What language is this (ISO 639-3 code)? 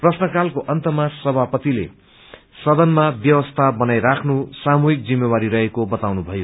nep